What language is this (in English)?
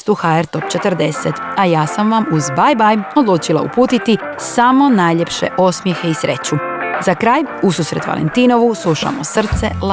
Croatian